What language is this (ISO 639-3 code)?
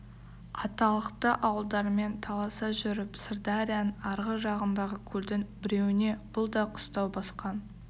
kaz